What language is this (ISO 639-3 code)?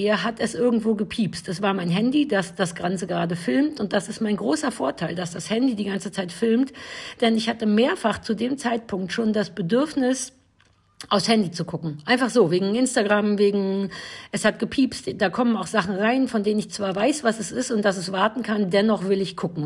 deu